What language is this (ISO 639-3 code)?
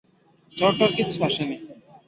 ben